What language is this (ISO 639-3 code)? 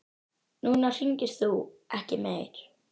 isl